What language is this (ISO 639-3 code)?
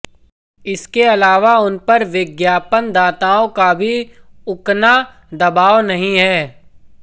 hin